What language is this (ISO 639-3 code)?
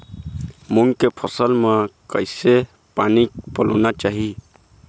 hne